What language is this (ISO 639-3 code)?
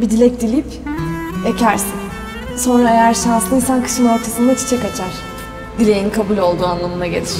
tur